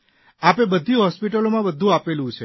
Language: Gujarati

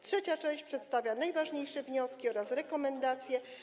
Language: Polish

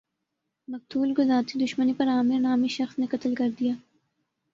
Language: Urdu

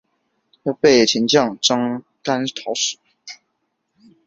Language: Chinese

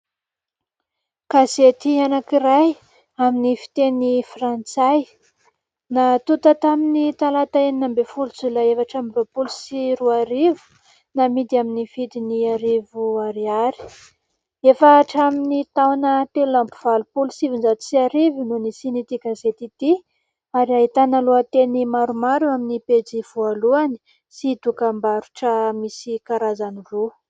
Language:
Malagasy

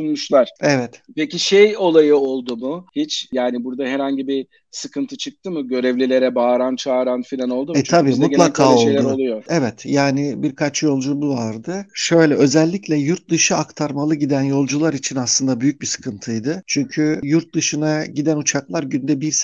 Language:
Turkish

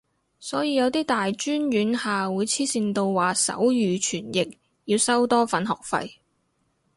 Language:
Cantonese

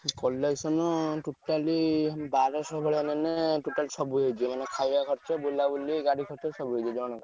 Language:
Odia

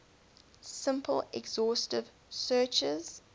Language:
English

